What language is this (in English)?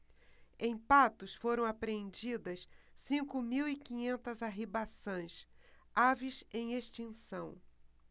Portuguese